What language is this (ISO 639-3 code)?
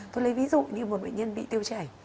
vie